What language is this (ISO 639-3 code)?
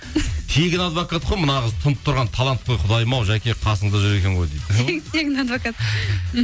kaz